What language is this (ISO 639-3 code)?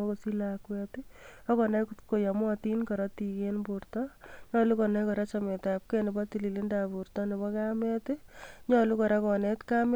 kln